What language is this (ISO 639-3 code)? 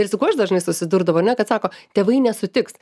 lit